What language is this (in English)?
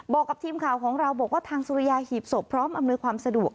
Thai